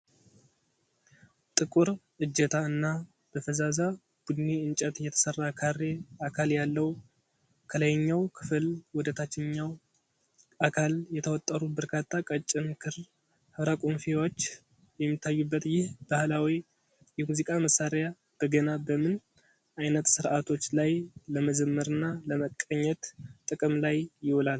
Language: Amharic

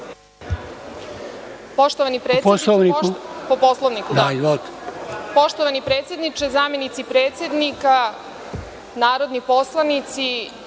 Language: Serbian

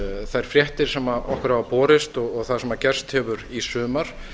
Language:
Icelandic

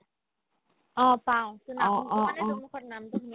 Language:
Assamese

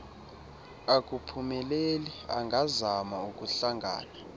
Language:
Xhosa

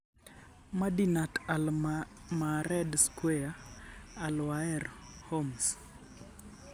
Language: Luo (Kenya and Tanzania)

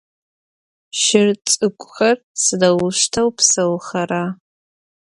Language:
Adyghe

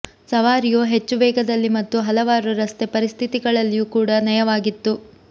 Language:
Kannada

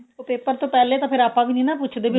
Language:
Punjabi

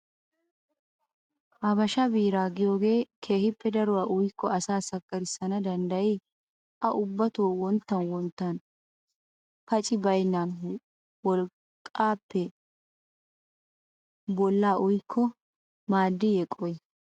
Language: Wolaytta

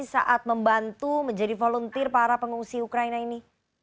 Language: Indonesian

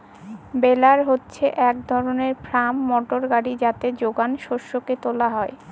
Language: Bangla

